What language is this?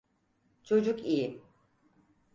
Turkish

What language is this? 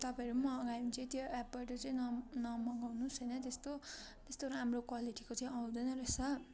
Nepali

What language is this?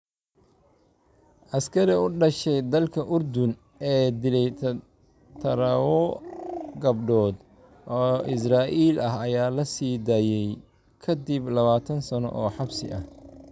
Somali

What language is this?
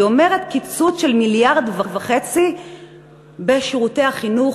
Hebrew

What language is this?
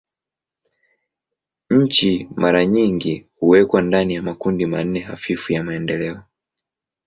Swahili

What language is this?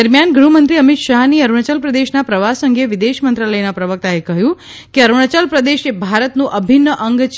Gujarati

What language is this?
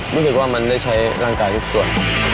Thai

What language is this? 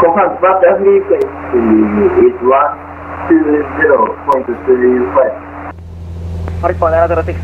Japanese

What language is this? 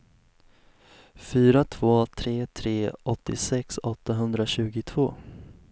Swedish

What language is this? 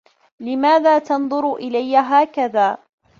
Arabic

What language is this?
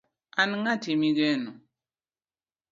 Luo (Kenya and Tanzania)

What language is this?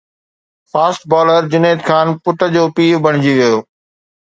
Sindhi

